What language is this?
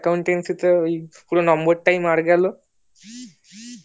Bangla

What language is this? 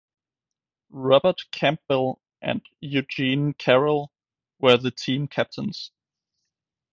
English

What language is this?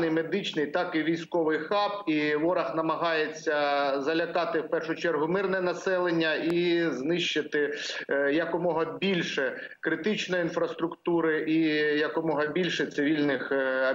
Ukrainian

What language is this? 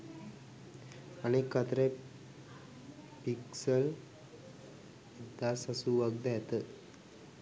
Sinhala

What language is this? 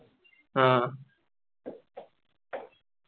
Malayalam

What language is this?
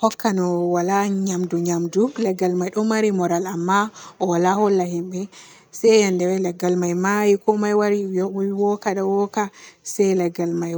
Borgu Fulfulde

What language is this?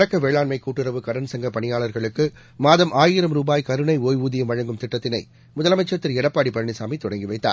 Tamil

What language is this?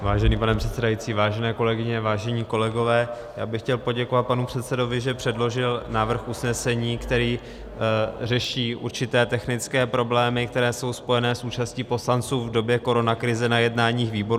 Czech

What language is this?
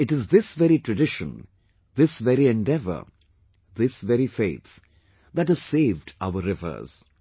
English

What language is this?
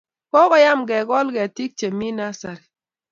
Kalenjin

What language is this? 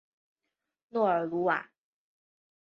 Chinese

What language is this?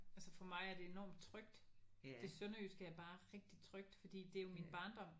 Danish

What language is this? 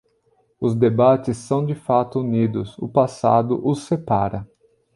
Portuguese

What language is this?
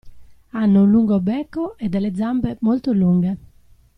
Italian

